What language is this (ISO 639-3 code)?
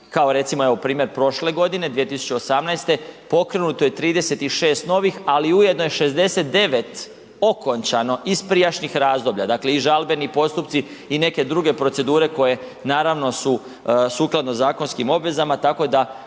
hrv